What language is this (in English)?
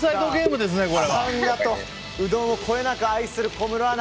Japanese